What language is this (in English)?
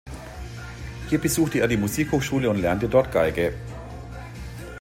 German